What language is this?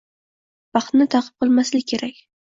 Uzbek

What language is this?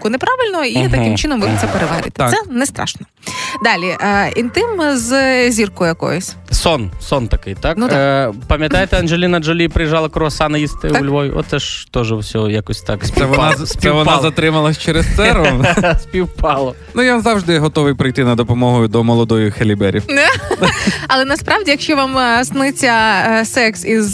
Ukrainian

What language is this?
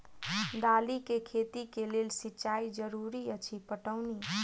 Maithili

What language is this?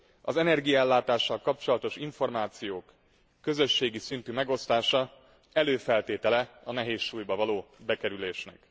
Hungarian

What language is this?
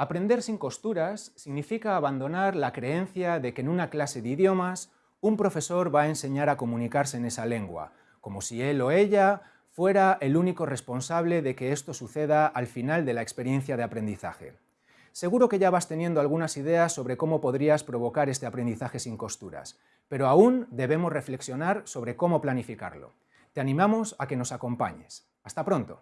Spanish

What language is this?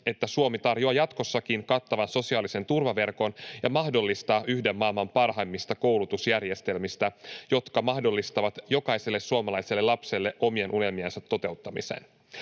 Finnish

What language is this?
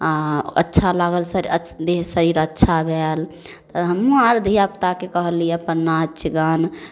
Maithili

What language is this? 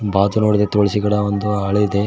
Kannada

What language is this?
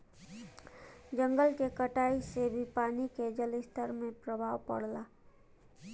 Bhojpuri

